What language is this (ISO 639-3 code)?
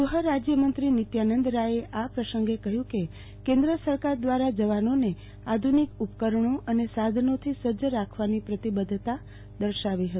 guj